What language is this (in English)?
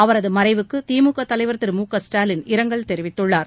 Tamil